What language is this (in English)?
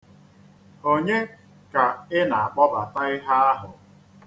Igbo